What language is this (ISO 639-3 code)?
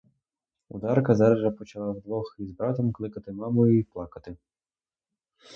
ukr